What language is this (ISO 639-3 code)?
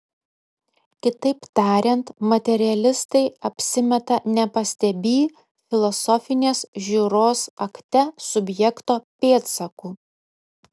lit